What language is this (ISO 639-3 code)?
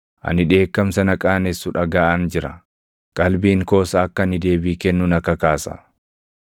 orm